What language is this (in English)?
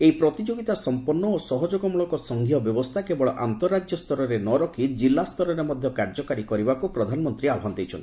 Odia